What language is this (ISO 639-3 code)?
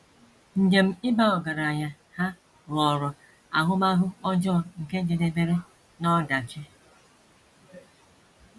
ibo